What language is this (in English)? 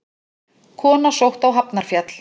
Icelandic